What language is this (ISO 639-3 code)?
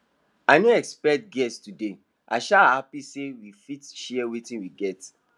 pcm